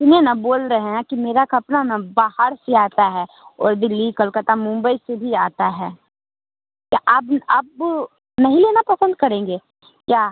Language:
Hindi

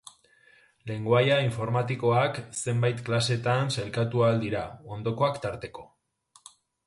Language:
Basque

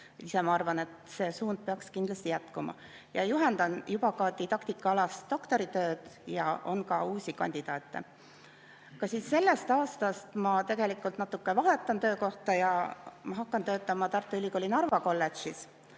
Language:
Estonian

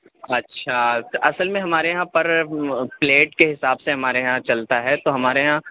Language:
Urdu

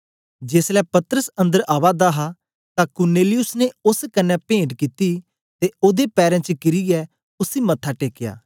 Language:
Dogri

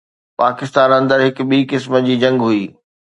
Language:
Sindhi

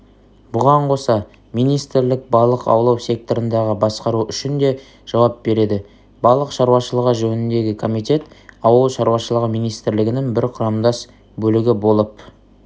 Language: Kazakh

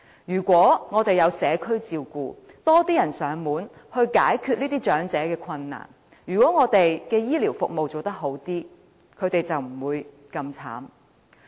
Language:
Cantonese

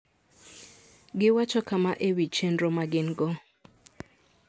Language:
Luo (Kenya and Tanzania)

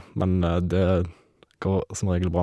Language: Norwegian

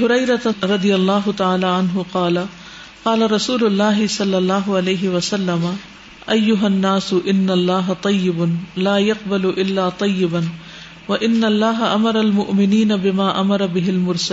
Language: Urdu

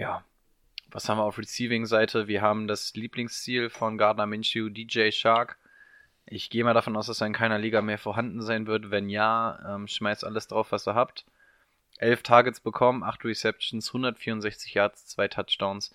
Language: German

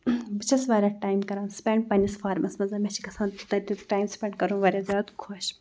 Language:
Kashmiri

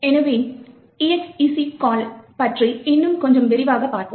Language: Tamil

